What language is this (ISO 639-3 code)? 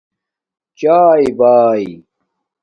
dmk